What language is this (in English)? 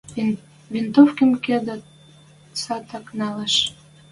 Western Mari